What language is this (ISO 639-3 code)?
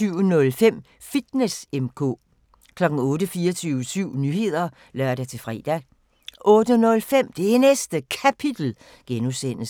dan